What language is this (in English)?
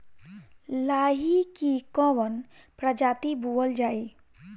Bhojpuri